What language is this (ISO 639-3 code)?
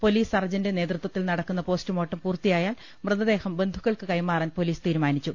mal